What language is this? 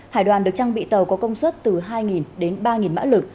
Vietnamese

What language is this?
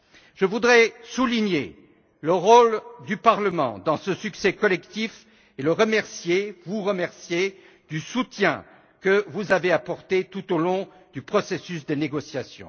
French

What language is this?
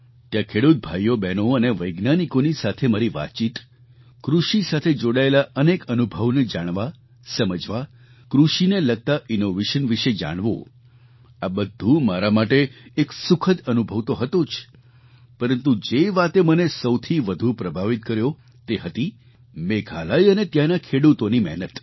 Gujarati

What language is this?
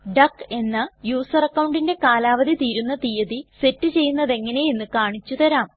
Malayalam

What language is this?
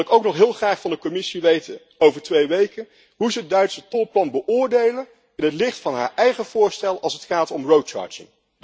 Dutch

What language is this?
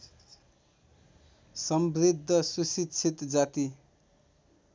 Nepali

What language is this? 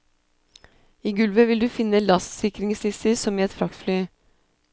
Norwegian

